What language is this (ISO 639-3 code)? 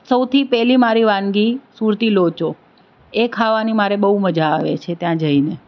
guj